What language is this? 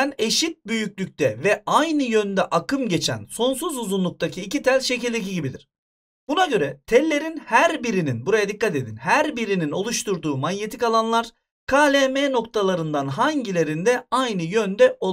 Turkish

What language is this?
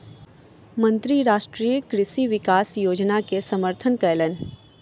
Maithili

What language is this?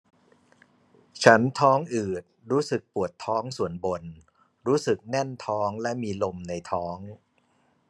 Thai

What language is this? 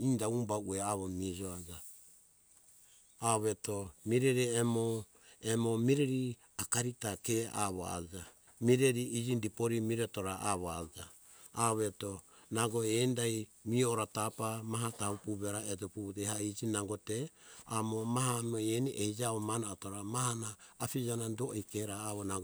Hunjara-Kaina Ke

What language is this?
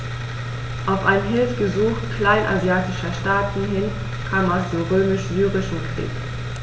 German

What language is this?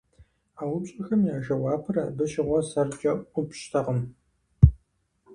Kabardian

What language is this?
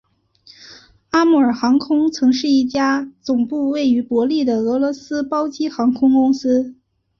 Chinese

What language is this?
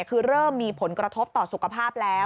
Thai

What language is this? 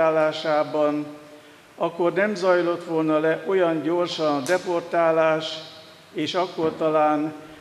Hungarian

